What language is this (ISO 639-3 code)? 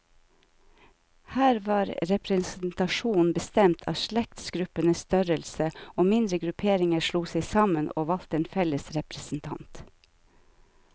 nor